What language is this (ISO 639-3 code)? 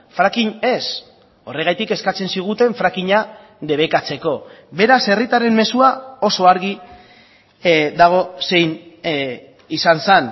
eus